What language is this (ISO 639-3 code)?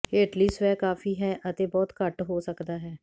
pan